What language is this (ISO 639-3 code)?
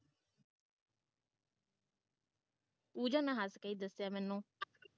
pan